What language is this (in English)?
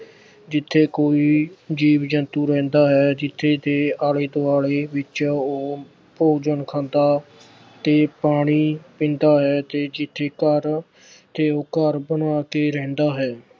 Punjabi